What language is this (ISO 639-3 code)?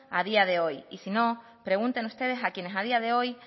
spa